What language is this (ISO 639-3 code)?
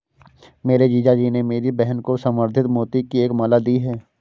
hin